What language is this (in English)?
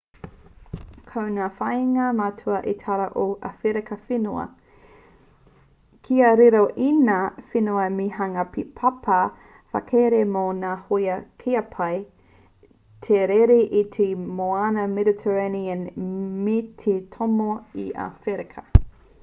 Māori